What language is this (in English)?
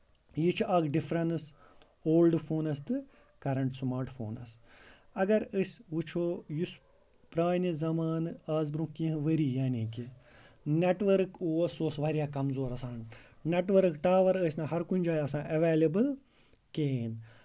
Kashmiri